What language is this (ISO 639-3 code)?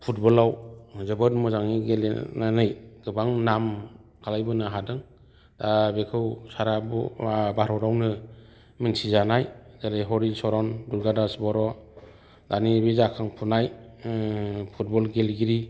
brx